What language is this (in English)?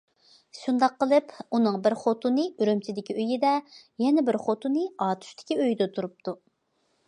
Uyghur